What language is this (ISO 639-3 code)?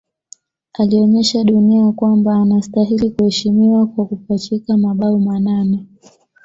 swa